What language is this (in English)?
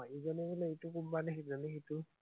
Assamese